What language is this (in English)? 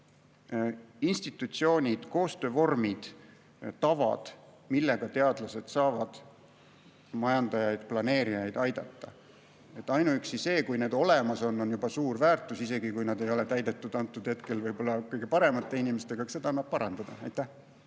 Estonian